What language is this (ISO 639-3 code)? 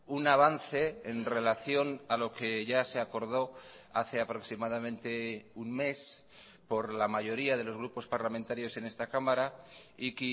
spa